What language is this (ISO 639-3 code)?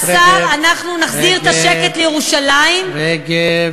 heb